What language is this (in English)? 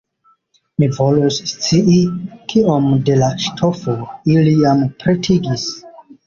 Esperanto